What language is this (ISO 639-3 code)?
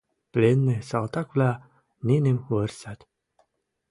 mrj